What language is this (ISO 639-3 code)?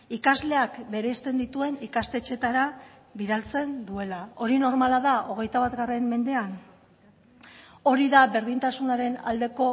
eus